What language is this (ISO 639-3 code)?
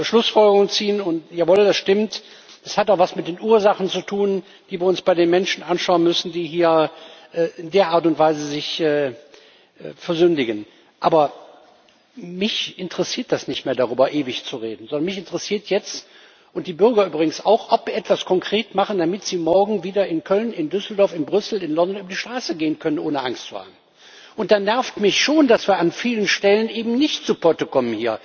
deu